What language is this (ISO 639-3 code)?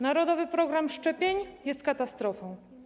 pol